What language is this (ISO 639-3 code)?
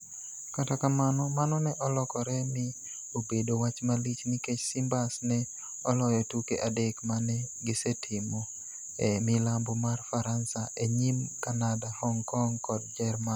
luo